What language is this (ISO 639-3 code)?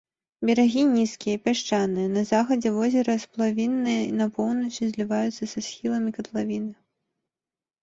bel